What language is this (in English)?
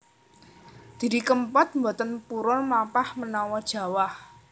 Javanese